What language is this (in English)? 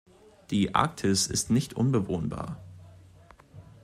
German